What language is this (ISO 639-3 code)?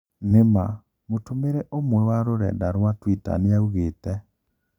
kik